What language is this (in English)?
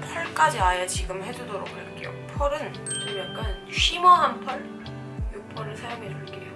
Korean